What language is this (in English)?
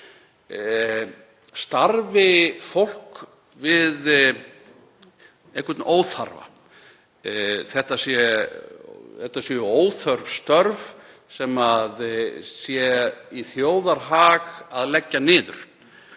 Icelandic